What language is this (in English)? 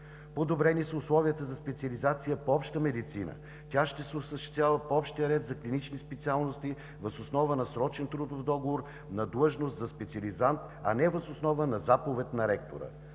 Bulgarian